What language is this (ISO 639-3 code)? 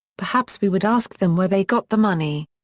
eng